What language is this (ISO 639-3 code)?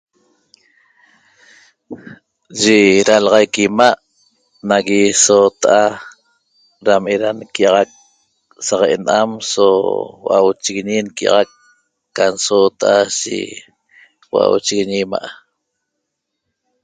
tob